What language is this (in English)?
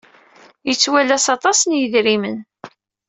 Kabyle